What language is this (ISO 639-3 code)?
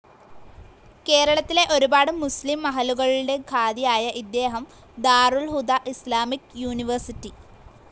mal